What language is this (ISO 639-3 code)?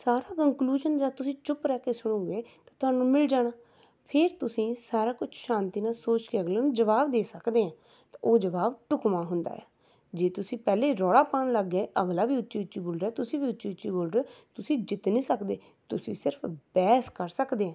pan